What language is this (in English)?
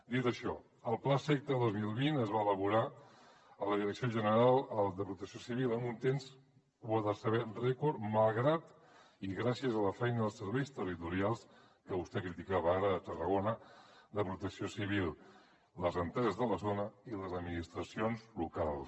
Catalan